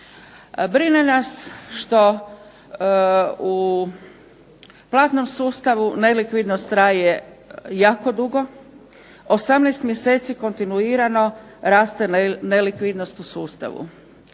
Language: Croatian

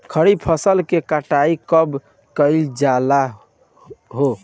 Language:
Bhojpuri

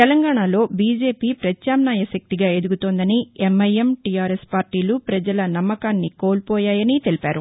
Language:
Telugu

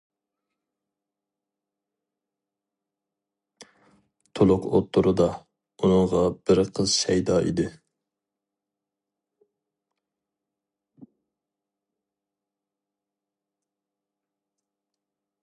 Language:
Uyghur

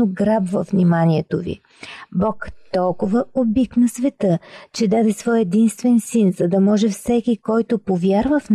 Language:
Bulgarian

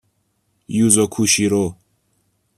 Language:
Persian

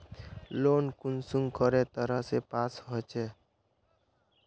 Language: Magahi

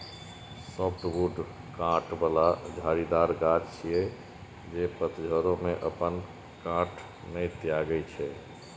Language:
Maithili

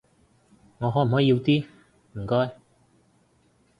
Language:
Cantonese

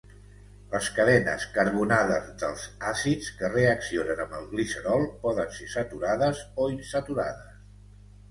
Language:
Catalan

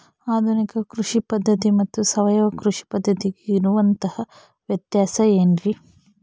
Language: Kannada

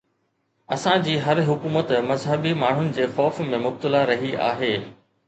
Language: Sindhi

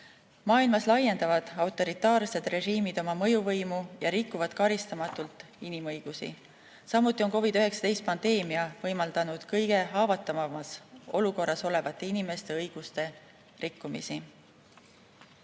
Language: Estonian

